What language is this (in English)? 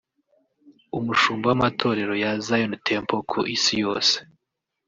Kinyarwanda